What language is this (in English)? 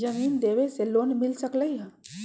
Magahi